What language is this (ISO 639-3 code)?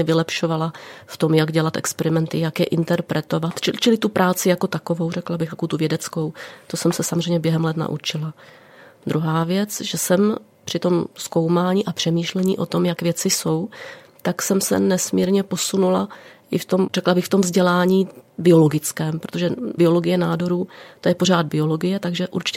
ces